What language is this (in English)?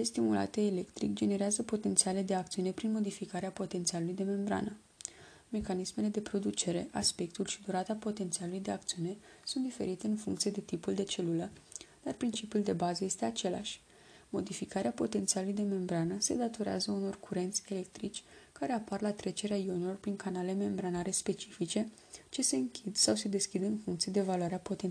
Romanian